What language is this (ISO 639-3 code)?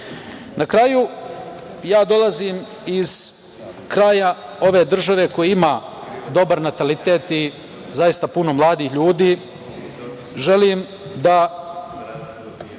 srp